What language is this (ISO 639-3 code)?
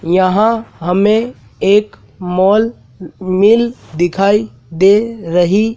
hin